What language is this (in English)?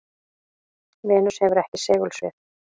Icelandic